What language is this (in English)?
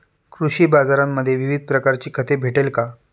Marathi